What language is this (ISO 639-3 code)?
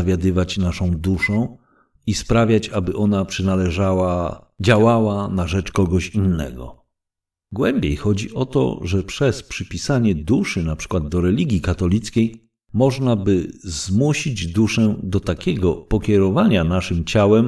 pol